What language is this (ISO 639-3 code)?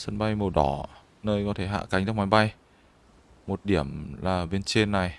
vie